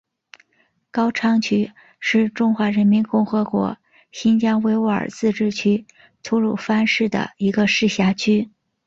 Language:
Chinese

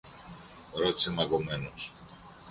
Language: Greek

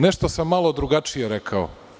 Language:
Serbian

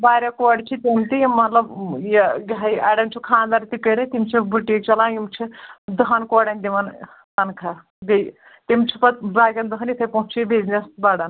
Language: Kashmiri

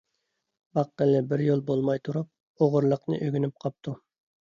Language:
Uyghur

